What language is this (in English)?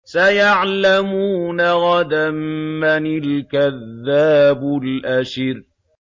Arabic